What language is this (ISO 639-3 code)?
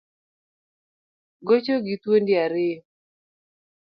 luo